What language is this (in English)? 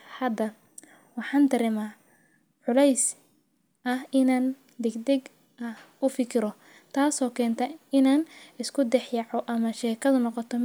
Somali